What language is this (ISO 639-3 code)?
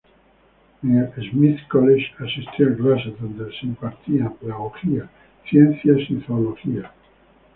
spa